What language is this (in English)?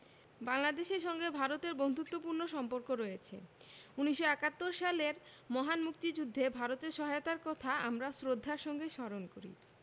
Bangla